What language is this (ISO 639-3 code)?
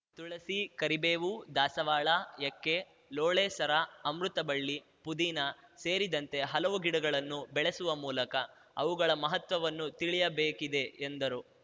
kan